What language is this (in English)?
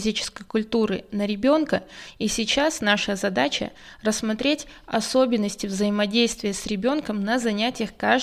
Russian